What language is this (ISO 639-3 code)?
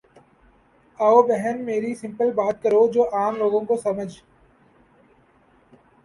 urd